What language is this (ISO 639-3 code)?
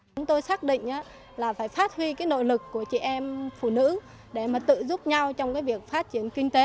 vie